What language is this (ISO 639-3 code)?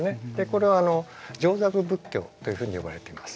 jpn